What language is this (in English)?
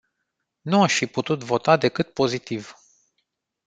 Romanian